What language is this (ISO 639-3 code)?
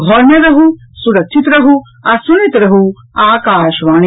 mai